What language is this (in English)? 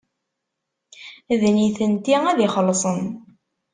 Kabyle